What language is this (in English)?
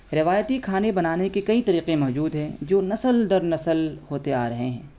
Urdu